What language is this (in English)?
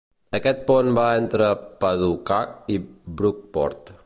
Catalan